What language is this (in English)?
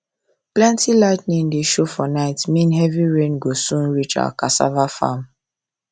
Nigerian Pidgin